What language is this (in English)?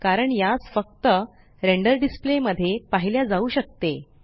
Marathi